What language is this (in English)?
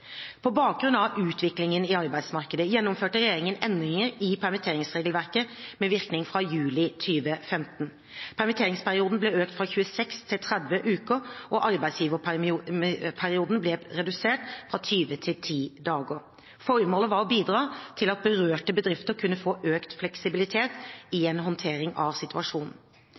Norwegian Bokmål